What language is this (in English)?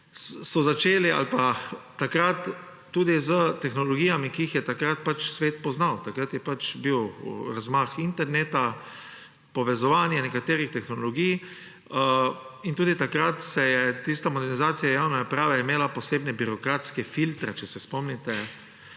Slovenian